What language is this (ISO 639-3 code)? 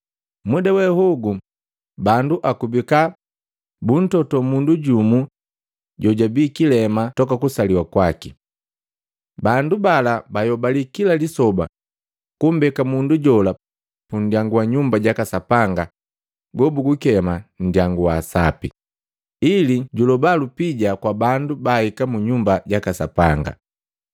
mgv